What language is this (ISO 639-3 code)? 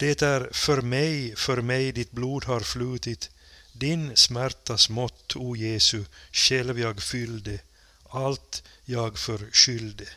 swe